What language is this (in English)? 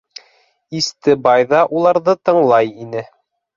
Bashkir